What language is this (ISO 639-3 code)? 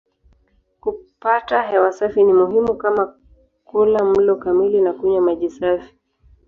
swa